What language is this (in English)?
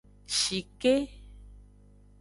Aja (Benin)